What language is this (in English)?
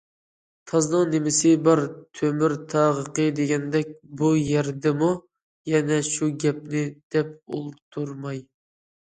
Uyghur